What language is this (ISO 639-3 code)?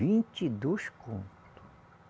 por